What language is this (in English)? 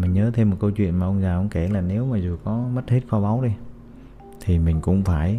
Vietnamese